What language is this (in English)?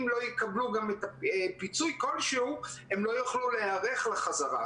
Hebrew